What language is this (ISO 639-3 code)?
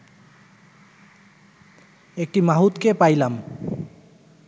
ben